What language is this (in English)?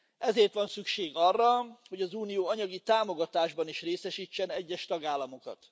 Hungarian